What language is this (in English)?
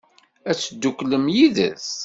Kabyle